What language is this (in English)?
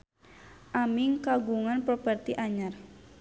Sundanese